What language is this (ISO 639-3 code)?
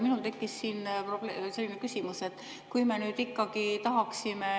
est